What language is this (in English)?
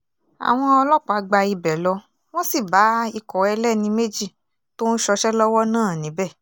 Yoruba